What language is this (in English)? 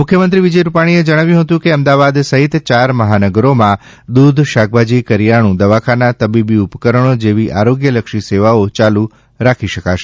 Gujarati